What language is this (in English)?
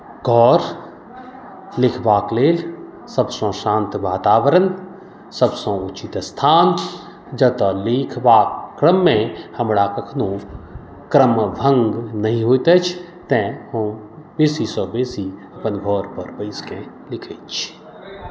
Maithili